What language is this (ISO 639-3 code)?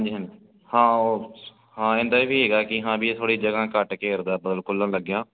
pan